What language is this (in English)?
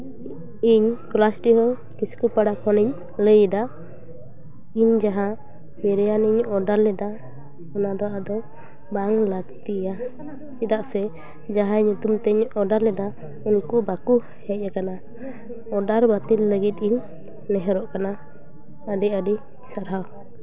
Santali